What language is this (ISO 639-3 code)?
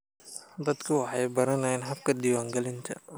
som